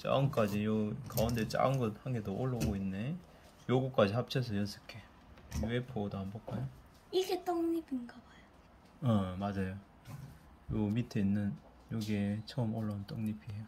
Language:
Korean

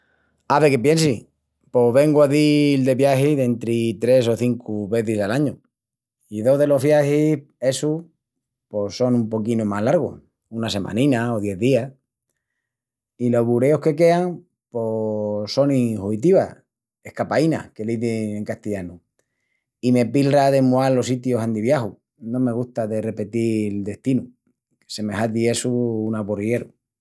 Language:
Extremaduran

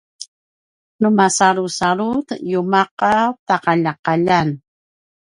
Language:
Paiwan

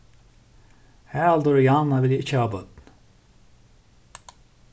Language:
Faroese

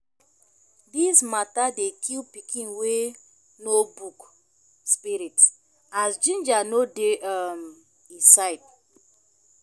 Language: Nigerian Pidgin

